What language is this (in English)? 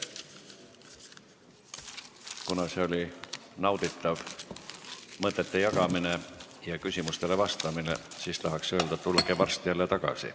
Estonian